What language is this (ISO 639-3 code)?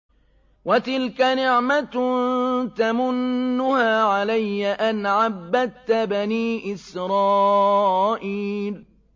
ara